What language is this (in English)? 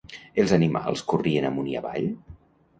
Catalan